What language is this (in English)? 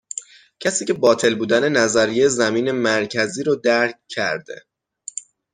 Persian